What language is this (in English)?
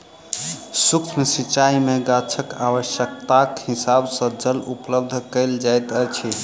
Maithili